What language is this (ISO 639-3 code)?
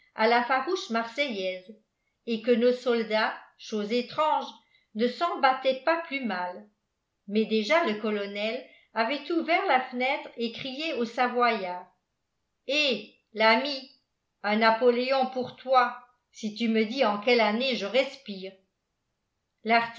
fra